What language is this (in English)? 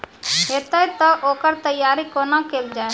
Maithili